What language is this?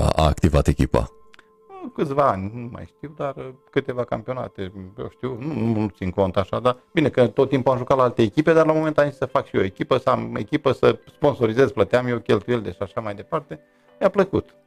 Romanian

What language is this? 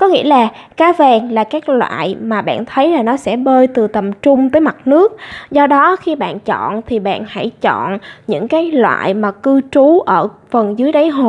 Vietnamese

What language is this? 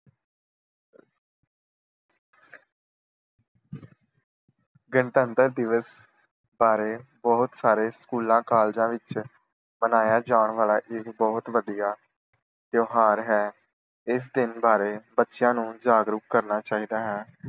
Punjabi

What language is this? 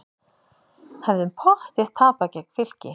Icelandic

